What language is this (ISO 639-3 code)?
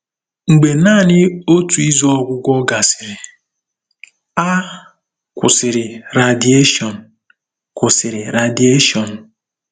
ibo